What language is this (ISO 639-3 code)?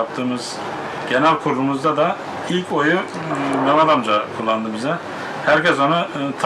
tur